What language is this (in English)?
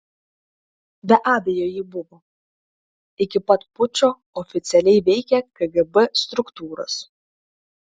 Lithuanian